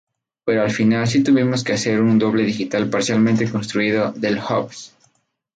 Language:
Spanish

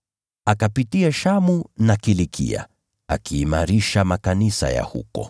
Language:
Swahili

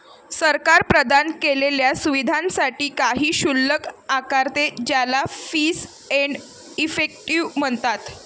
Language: Marathi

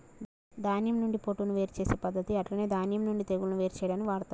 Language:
Telugu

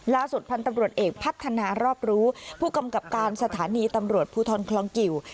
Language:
Thai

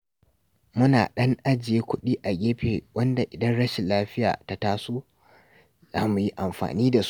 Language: Hausa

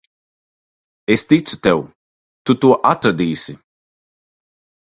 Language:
Latvian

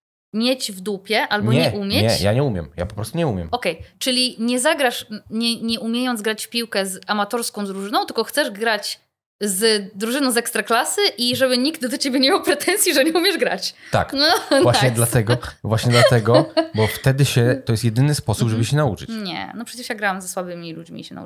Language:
Polish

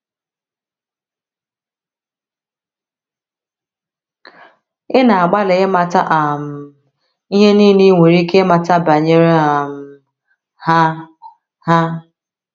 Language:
Igbo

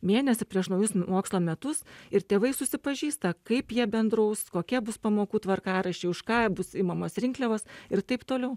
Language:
Lithuanian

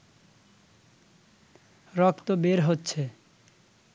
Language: Bangla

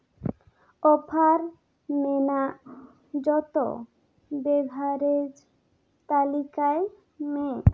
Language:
Santali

